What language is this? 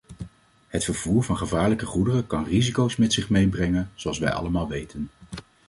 Dutch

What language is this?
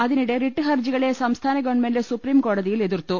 Malayalam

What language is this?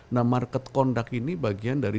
Indonesian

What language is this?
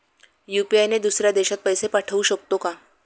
Marathi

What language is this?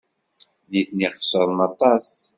Kabyle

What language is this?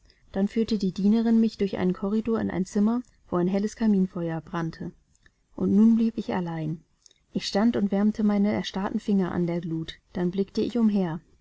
German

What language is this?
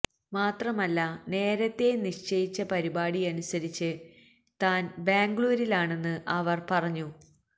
Malayalam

